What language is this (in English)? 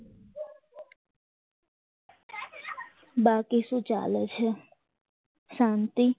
Gujarati